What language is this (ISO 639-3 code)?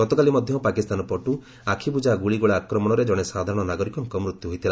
ori